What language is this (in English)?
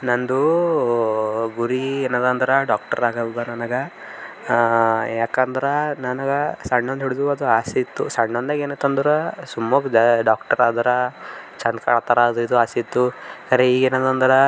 Kannada